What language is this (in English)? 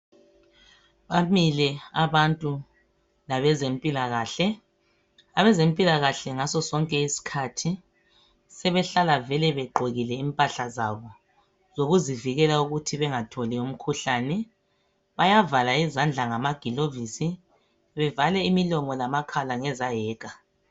North Ndebele